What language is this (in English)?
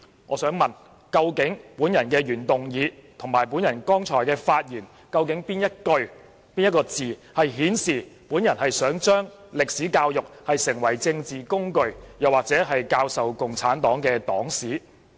Cantonese